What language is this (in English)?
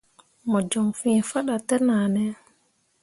Mundang